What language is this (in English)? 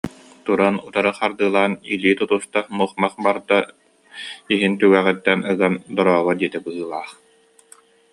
Yakut